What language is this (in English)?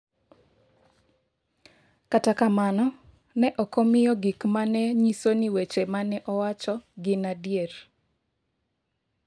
Luo (Kenya and Tanzania)